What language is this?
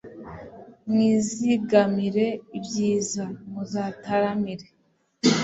Kinyarwanda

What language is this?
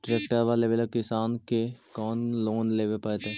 Magahi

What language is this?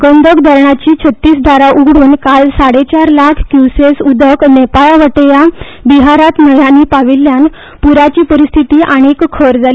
Konkani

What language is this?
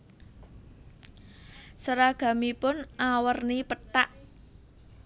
Javanese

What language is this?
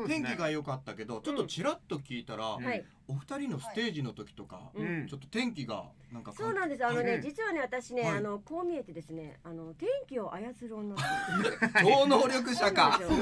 Japanese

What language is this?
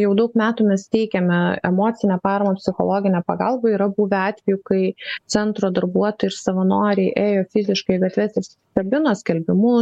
Lithuanian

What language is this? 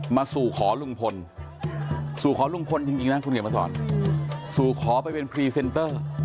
Thai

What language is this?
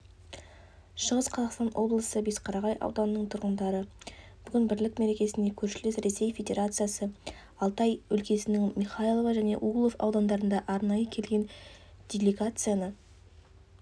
Kazakh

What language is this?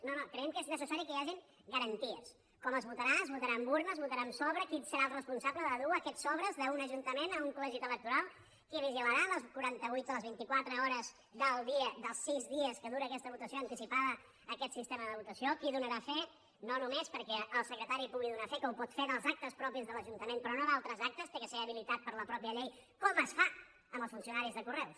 Catalan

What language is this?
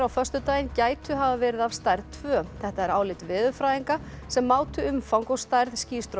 Icelandic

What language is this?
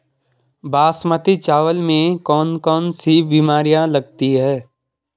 Hindi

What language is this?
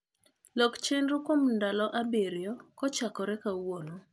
Luo (Kenya and Tanzania)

